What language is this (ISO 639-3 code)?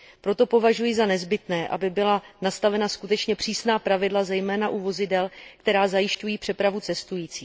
ces